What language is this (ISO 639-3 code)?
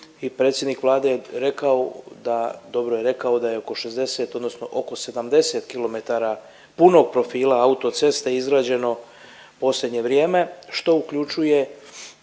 hrv